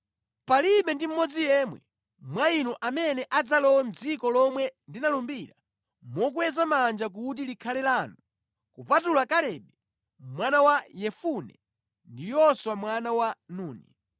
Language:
Nyanja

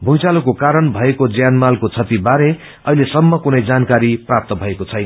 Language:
Nepali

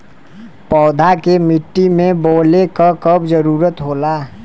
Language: Bhojpuri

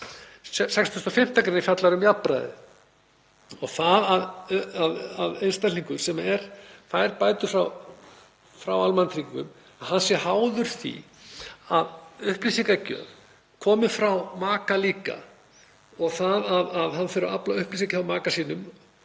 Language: Icelandic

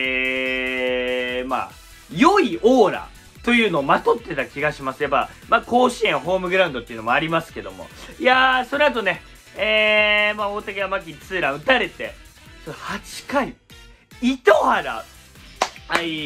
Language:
Japanese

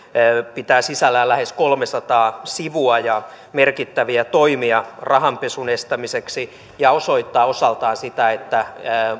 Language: Finnish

